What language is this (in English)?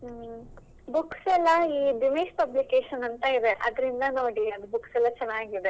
Kannada